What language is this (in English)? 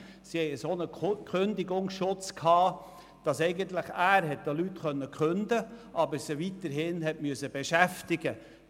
Swiss German